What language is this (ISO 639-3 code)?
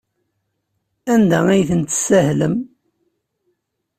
kab